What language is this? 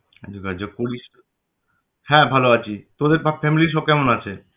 Bangla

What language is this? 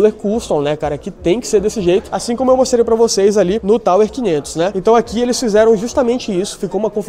Portuguese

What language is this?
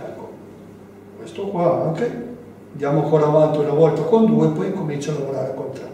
Italian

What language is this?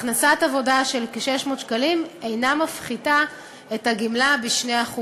Hebrew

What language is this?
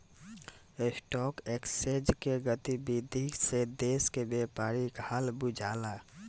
Bhojpuri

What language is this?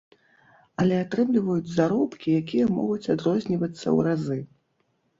Belarusian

